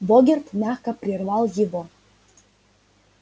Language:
Russian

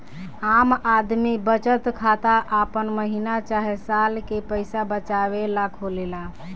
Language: Bhojpuri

